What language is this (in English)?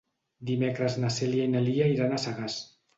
Catalan